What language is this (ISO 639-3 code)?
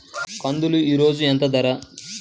tel